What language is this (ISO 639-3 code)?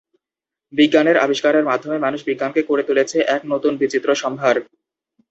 ben